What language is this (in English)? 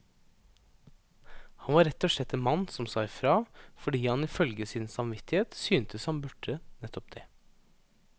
Norwegian